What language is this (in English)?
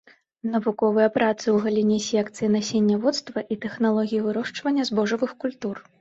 Belarusian